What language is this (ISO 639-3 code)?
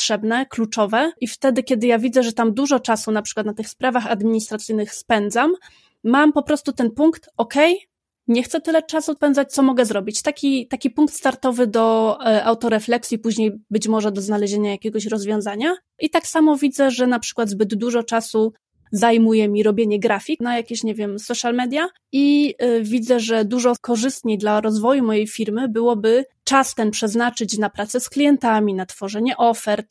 pol